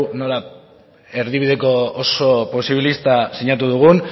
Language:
Basque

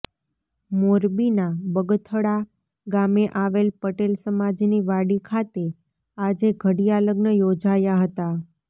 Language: Gujarati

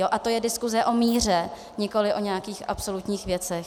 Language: Czech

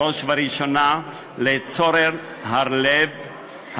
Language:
Hebrew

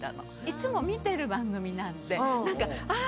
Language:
Japanese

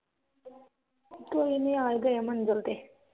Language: Punjabi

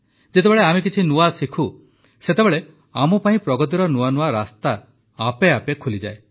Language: Odia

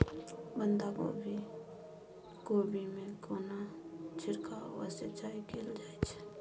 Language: Maithili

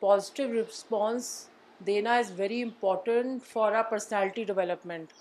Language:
Urdu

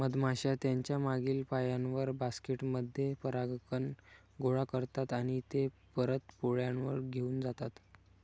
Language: Marathi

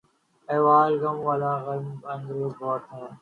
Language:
Urdu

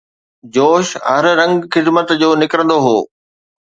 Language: Sindhi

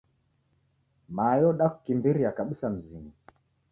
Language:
Taita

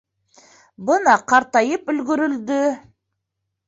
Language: Bashkir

